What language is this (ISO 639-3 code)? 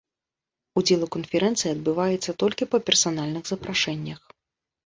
bel